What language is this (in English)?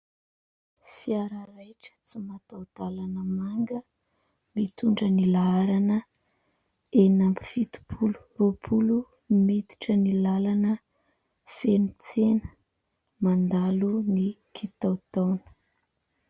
Malagasy